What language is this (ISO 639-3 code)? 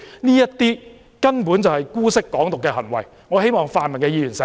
yue